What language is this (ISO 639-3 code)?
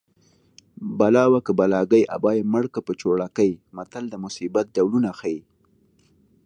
pus